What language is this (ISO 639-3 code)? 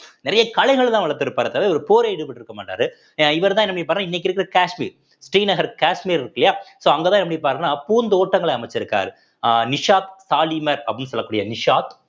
tam